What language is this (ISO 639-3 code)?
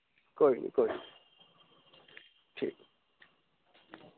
doi